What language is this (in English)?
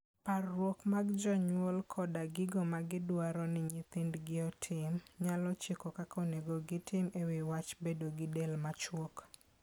Luo (Kenya and Tanzania)